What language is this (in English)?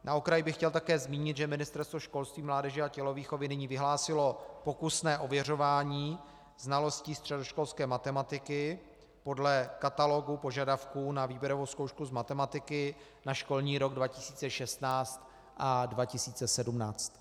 Czech